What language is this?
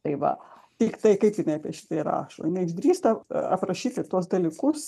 Lithuanian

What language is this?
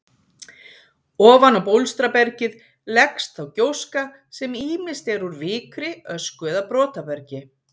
Icelandic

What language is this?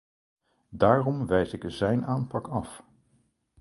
Dutch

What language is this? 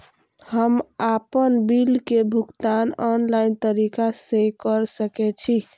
Maithili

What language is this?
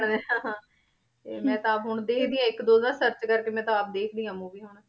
Punjabi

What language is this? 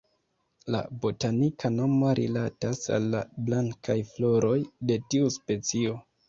Esperanto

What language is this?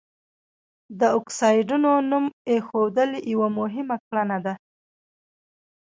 Pashto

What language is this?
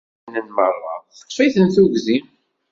Kabyle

